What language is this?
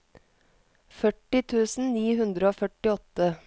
Norwegian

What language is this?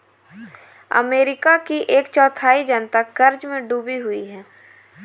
Hindi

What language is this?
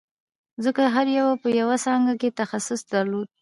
Pashto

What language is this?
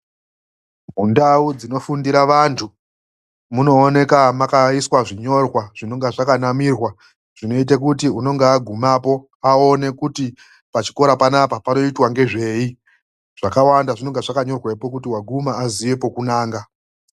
Ndau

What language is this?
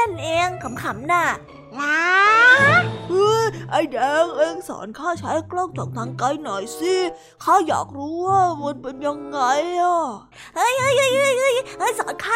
Thai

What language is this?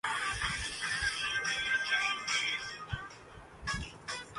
Urdu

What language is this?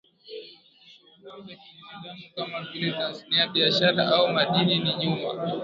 Swahili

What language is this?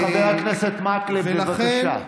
Hebrew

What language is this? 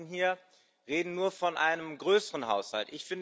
German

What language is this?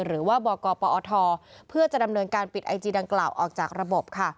Thai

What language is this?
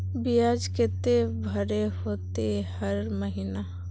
Magahi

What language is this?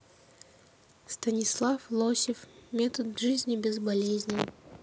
Russian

